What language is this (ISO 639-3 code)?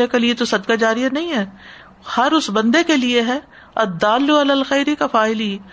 urd